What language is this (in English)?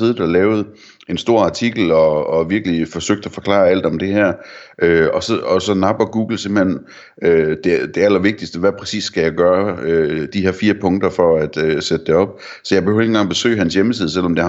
Danish